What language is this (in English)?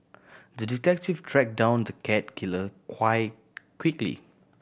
English